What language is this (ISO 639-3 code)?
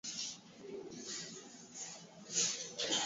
swa